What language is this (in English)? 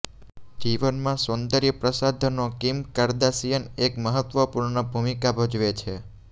Gujarati